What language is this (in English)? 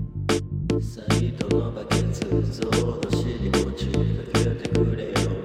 Japanese